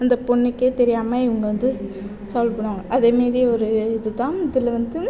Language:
Tamil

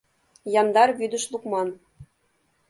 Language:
Mari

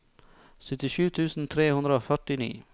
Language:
Norwegian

